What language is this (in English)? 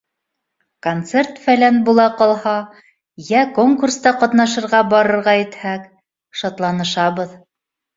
Bashkir